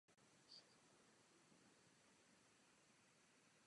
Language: Czech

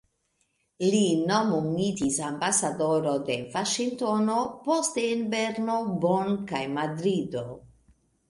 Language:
Esperanto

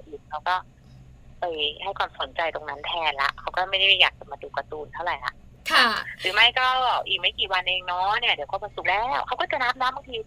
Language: Thai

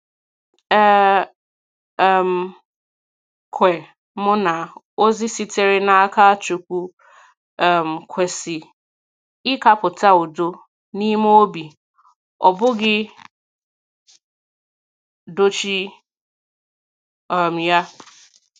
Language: Igbo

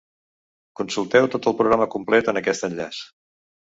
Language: Catalan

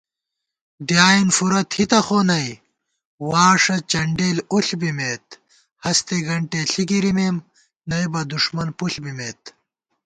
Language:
Gawar-Bati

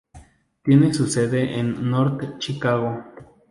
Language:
Spanish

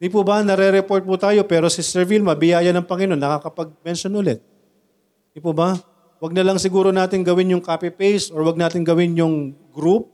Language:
Filipino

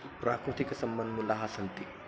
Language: Sanskrit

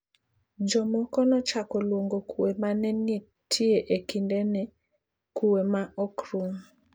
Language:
Luo (Kenya and Tanzania)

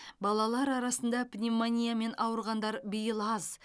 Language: Kazakh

